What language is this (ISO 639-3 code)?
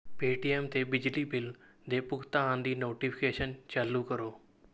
pan